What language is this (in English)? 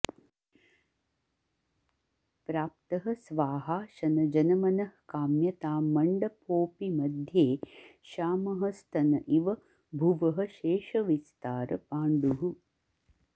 Sanskrit